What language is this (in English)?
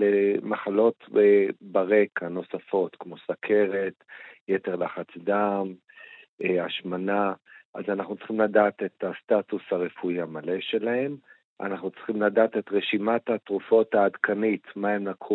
Hebrew